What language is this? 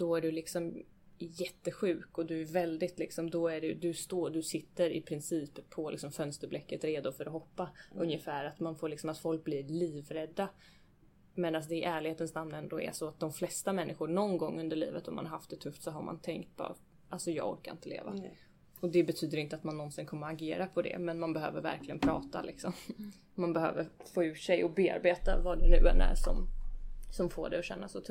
Swedish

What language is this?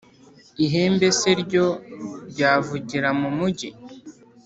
Kinyarwanda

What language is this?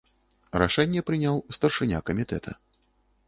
Belarusian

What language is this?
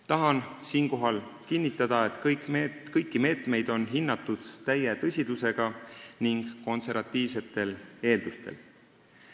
Estonian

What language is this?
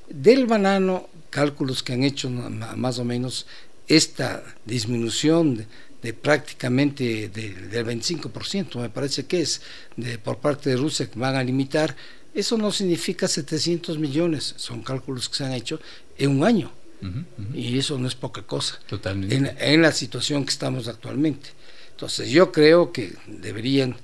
Spanish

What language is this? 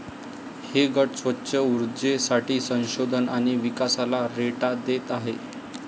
Marathi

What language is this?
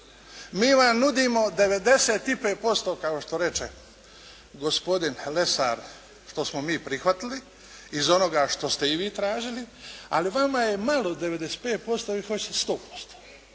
Croatian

